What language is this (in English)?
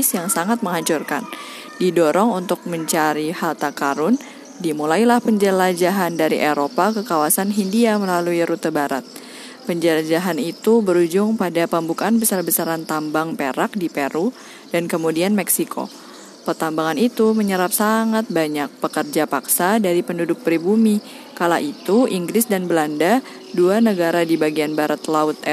Indonesian